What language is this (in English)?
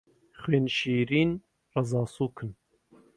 Central Kurdish